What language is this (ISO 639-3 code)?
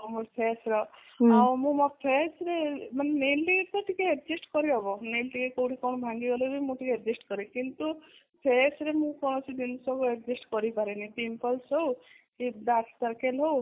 ori